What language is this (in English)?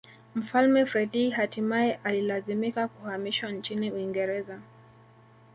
Swahili